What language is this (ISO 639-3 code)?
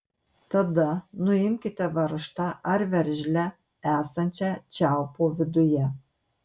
lit